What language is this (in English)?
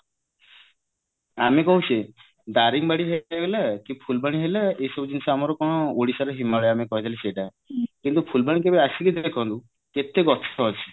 Odia